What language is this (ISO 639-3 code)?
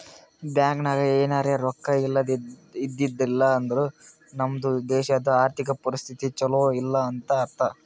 kan